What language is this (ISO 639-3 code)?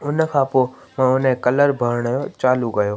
snd